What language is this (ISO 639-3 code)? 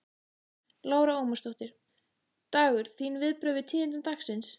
isl